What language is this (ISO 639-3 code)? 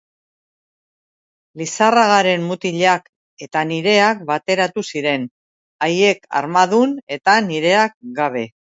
eus